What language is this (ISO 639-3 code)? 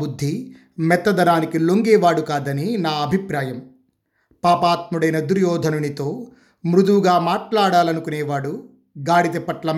tel